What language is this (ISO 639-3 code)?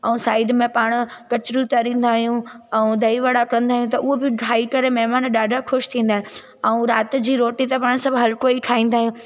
snd